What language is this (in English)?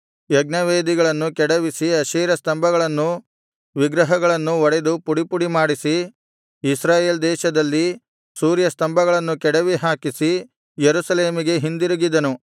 Kannada